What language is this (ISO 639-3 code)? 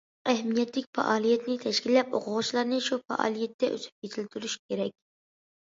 uig